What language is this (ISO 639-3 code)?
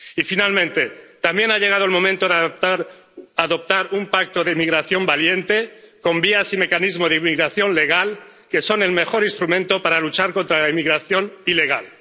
spa